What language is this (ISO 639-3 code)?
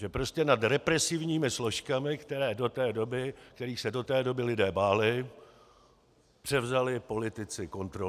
ces